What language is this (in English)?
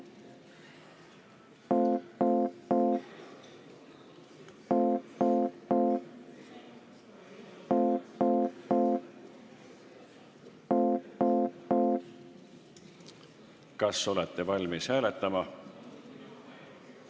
Estonian